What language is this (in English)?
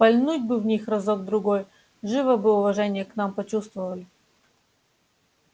Russian